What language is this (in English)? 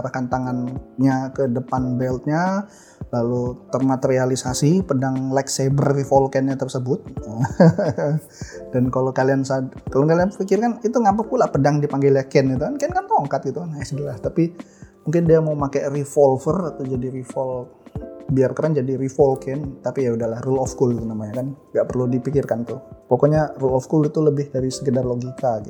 Indonesian